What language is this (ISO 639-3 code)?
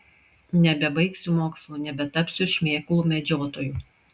lit